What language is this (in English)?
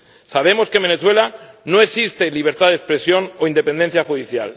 Spanish